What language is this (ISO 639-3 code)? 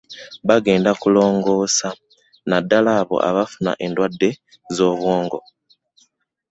lug